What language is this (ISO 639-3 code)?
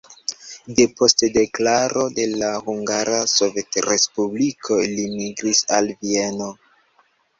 epo